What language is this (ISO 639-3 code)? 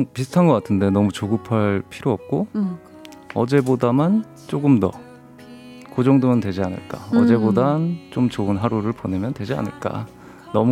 kor